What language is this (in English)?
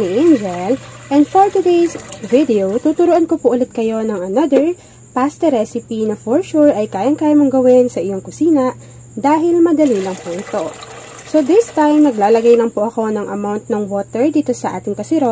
Filipino